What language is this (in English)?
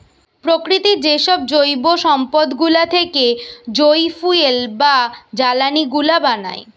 Bangla